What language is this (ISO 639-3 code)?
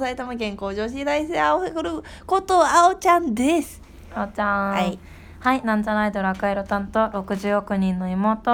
jpn